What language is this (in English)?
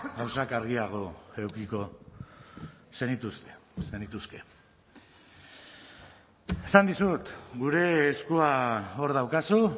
Basque